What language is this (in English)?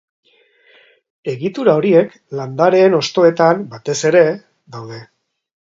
Basque